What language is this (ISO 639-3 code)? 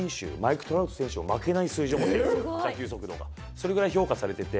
jpn